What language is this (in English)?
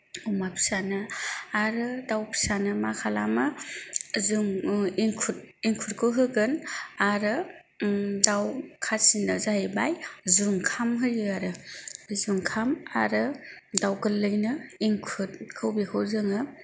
Bodo